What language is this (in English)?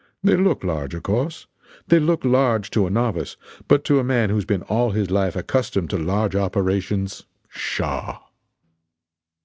English